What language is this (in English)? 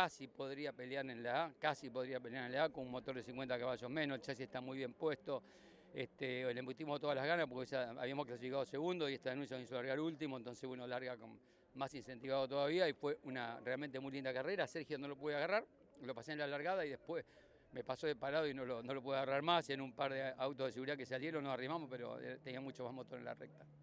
Spanish